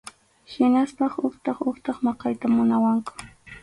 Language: Arequipa-La Unión Quechua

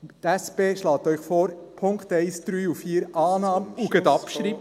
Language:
Swiss German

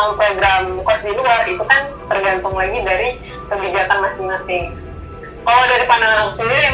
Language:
Indonesian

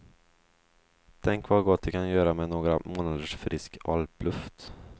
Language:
Swedish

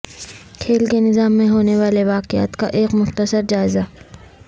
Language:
Urdu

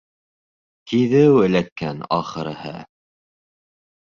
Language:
Bashkir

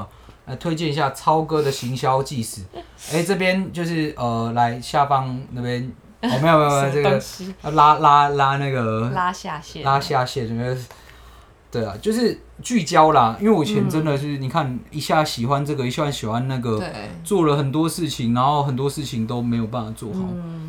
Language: Chinese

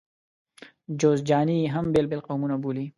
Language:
Pashto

